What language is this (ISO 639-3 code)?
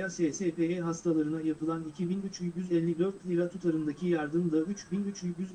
tur